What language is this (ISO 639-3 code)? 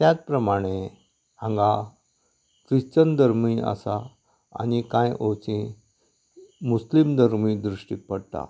kok